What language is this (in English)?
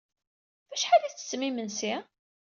Kabyle